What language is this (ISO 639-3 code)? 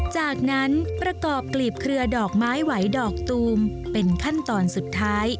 tha